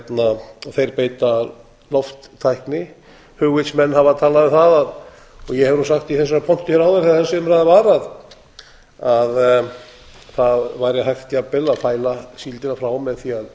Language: Icelandic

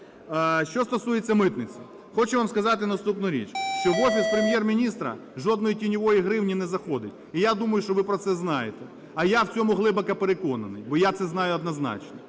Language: Ukrainian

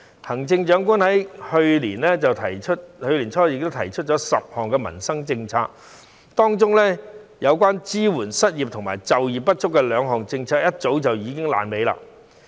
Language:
Cantonese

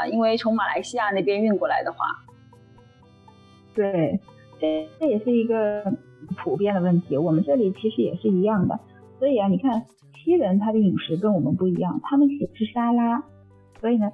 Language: Chinese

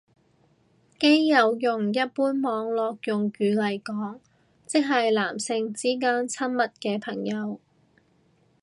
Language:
Cantonese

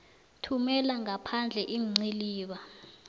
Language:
South Ndebele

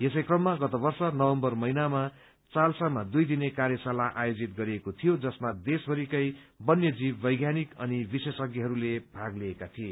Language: Nepali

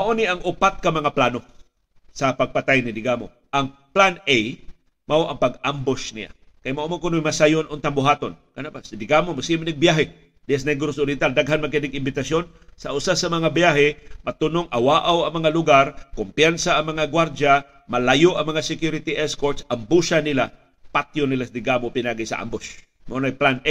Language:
Filipino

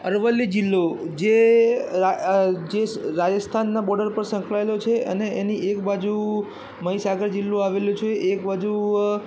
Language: Gujarati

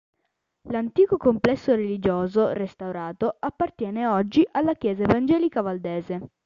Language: Italian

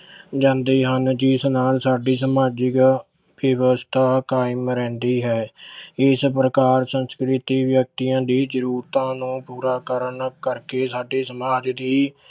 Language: Punjabi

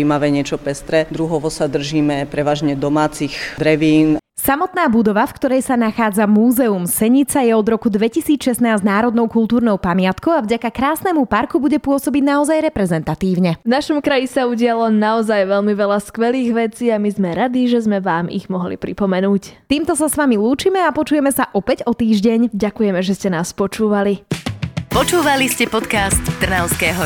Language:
Slovak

